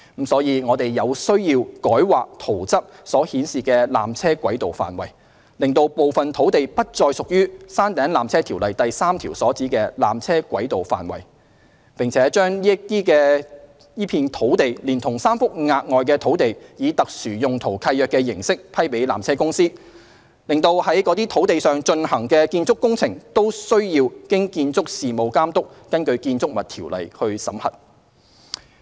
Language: Cantonese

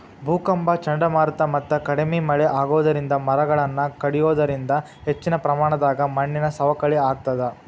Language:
Kannada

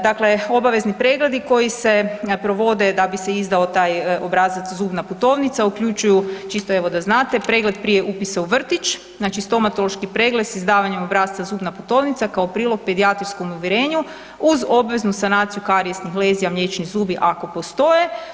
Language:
Croatian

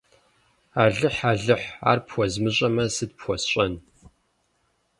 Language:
Kabardian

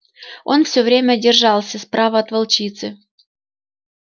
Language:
Russian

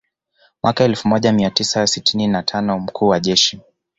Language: Swahili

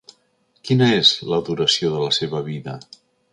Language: Catalan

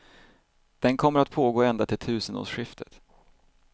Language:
Swedish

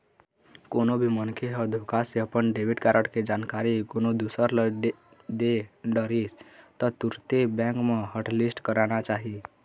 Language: Chhattisgarhi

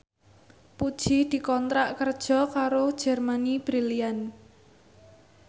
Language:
Javanese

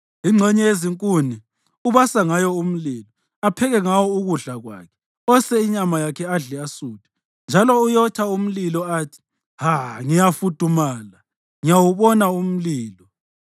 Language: North Ndebele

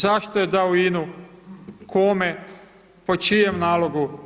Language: Croatian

